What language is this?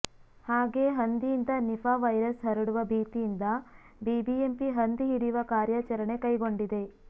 Kannada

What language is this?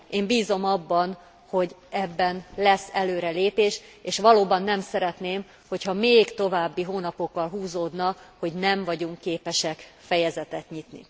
Hungarian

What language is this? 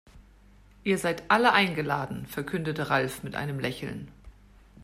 German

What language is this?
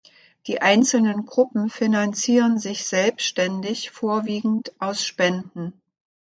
German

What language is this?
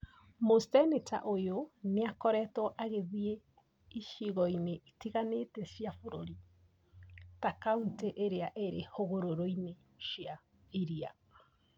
Kikuyu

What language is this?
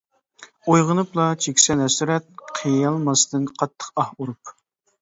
Uyghur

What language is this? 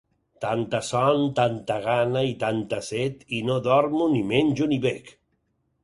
Catalan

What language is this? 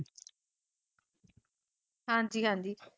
Punjabi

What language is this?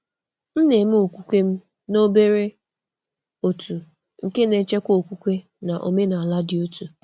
Igbo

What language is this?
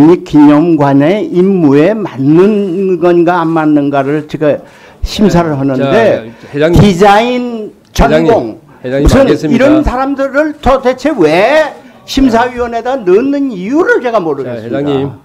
Korean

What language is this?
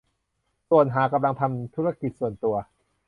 Thai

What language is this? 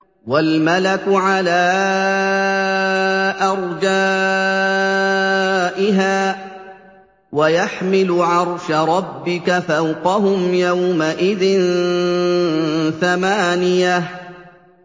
Arabic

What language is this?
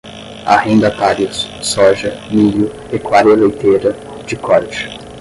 Portuguese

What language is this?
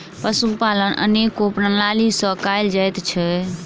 Maithili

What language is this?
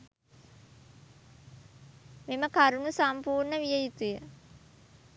Sinhala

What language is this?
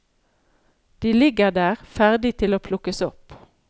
Norwegian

